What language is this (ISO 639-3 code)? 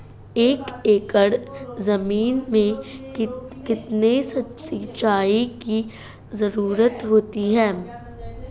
hin